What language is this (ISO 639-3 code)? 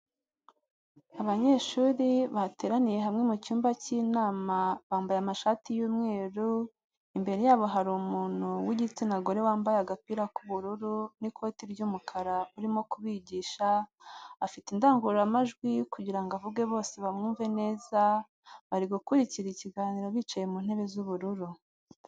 kin